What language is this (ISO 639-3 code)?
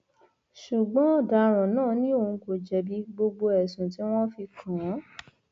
yor